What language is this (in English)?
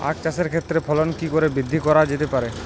Bangla